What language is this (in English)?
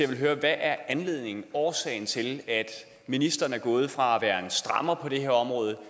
Danish